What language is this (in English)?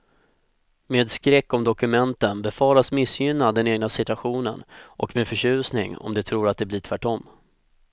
Swedish